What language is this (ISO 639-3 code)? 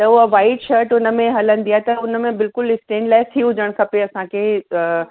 snd